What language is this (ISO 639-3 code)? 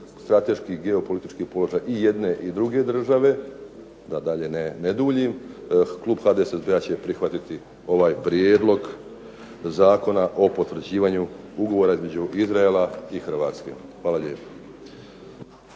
hrv